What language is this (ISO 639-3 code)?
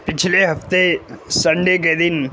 urd